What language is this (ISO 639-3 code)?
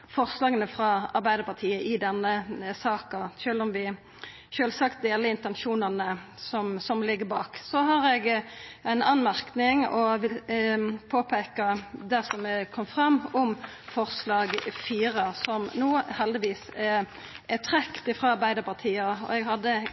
nno